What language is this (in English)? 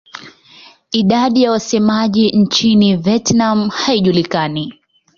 Swahili